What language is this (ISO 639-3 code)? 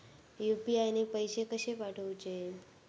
mar